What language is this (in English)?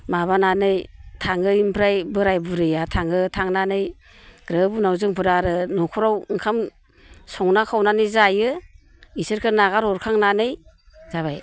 Bodo